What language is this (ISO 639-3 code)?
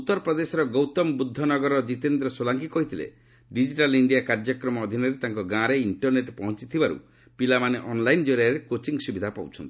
ori